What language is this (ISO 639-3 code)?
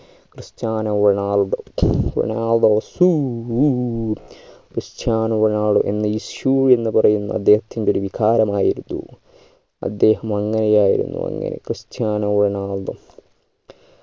mal